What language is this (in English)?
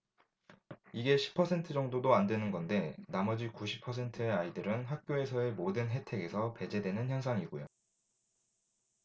Korean